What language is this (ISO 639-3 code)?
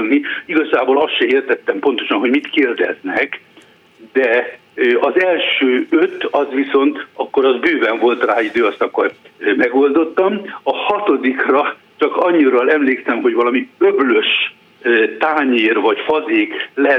hun